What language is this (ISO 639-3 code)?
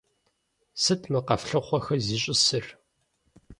kbd